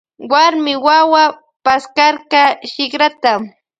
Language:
Loja Highland Quichua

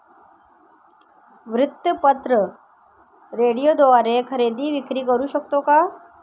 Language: Marathi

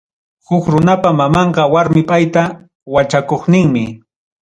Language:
Ayacucho Quechua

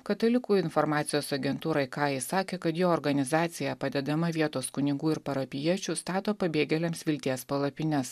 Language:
Lithuanian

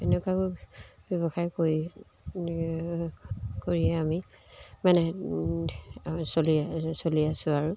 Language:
Assamese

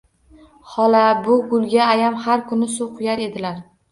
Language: Uzbek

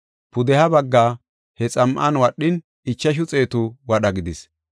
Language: Gofa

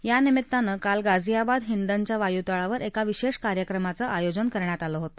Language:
Marathi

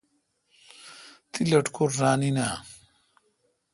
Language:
Kalkoti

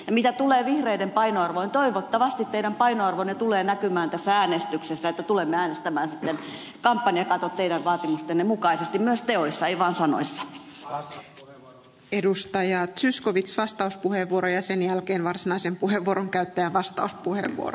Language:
Finnish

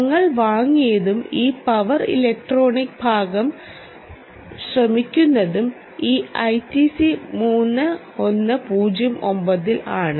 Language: Malayalam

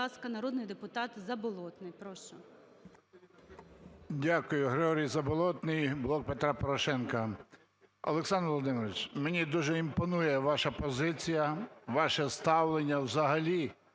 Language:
Ukrainian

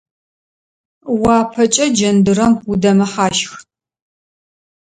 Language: Adyghe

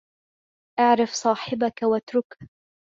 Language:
Arabic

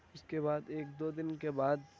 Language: Urdu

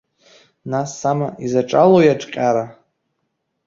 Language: Abkhazian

